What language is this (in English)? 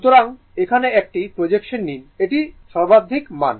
Bangla